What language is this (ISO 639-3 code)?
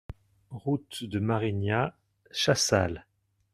fra